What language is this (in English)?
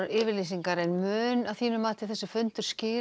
Icelandic